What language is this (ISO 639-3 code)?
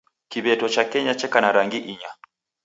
dav